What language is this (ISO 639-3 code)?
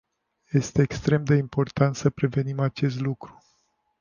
ron